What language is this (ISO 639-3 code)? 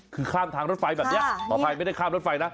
tha